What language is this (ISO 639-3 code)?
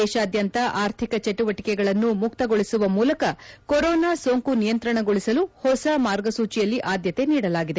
kan